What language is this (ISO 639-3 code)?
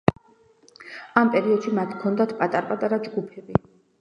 kat